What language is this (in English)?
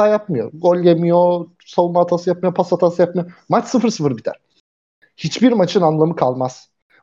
Turkish